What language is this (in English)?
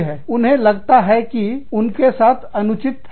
Hindi